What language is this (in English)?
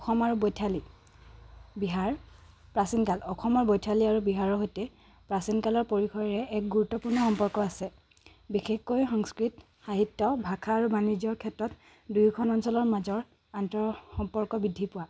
Assamese